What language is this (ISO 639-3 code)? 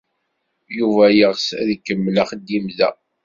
kab